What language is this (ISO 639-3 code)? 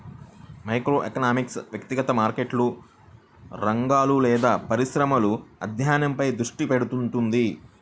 tel